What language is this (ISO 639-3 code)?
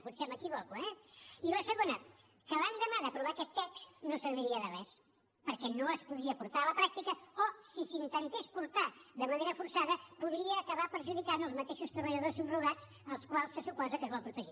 cat